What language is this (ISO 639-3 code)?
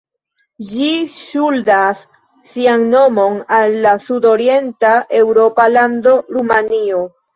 epo